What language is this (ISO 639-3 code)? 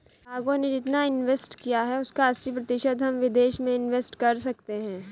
hin